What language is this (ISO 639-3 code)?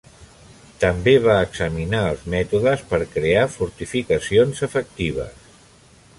cat